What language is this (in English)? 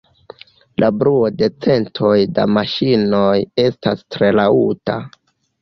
Esperanto